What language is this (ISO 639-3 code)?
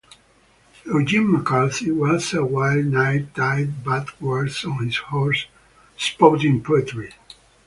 eng